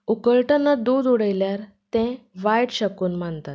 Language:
Konkani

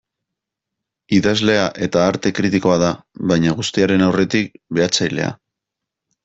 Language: Basque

